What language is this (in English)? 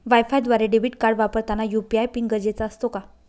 Marathi